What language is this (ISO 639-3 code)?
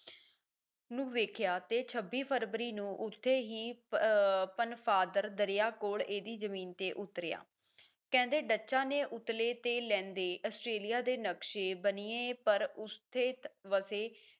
pan